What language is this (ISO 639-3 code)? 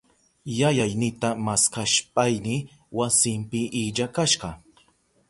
qup